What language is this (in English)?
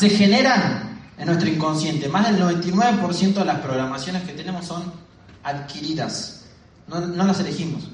Spanish